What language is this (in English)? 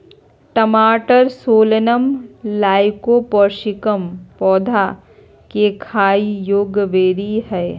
Magahi